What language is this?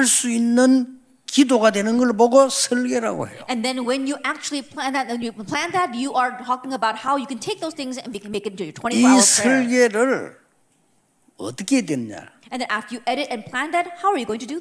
Korean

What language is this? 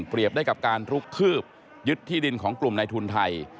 Thai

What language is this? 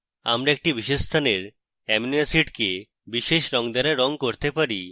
Bangla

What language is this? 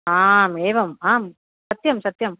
Sanskrit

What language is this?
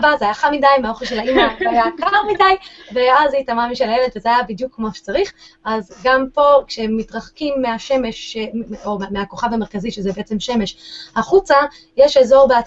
Hebrew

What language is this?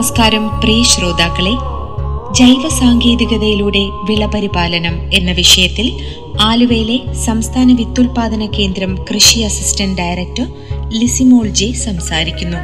Malayalam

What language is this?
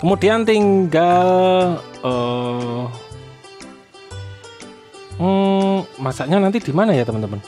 Indonesian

